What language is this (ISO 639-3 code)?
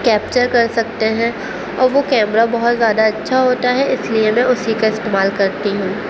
urd